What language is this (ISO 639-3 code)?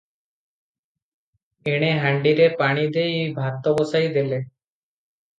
ori